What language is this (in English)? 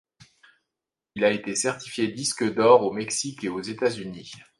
French